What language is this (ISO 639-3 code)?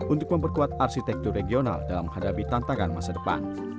ind